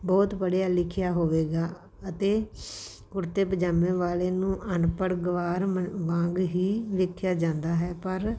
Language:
Punjabi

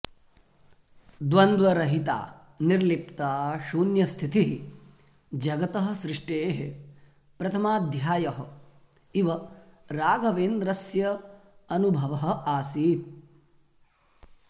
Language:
Sanskrit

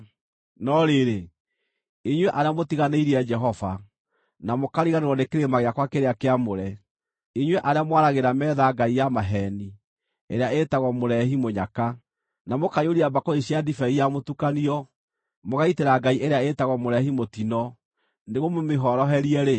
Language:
Kikuyu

